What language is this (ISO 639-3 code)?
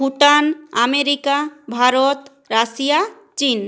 ben